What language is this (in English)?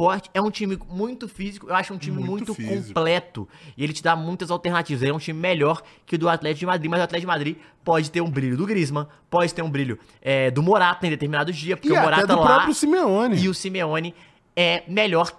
Portuguese